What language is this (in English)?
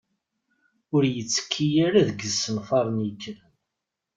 Kabyle